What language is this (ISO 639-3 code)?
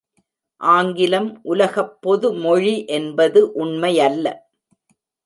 tam